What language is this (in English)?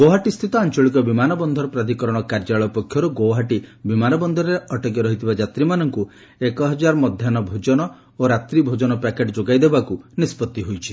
Odia